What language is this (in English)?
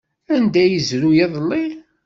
Kabyle